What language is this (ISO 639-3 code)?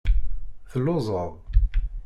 kab